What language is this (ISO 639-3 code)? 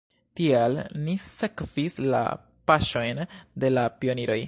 epo